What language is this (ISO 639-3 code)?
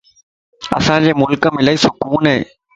lss